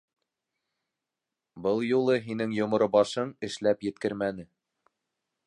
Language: Bashkir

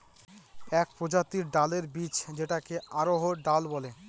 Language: Bangla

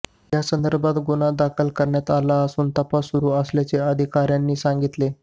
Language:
Marathi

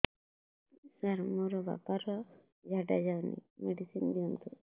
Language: Odia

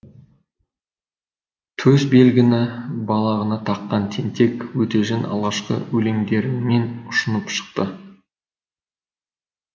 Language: Kazakh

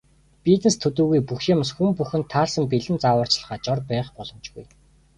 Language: Mongolian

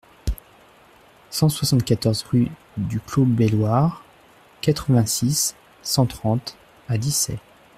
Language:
French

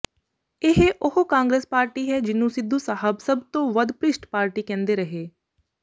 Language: Punjabi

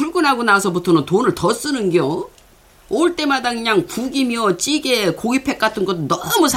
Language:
Korean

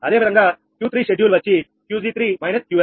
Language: Telugu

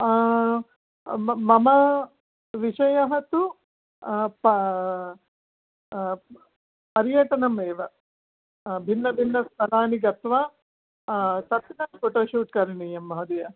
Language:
Sanskrit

